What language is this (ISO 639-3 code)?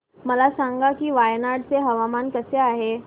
mar